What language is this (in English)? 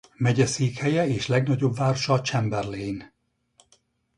Hungarian